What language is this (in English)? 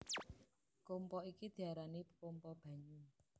Javanese